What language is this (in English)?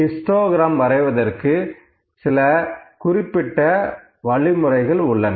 Tamil